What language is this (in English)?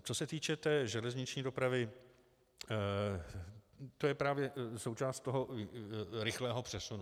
Czech